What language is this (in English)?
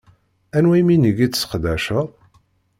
Kabyle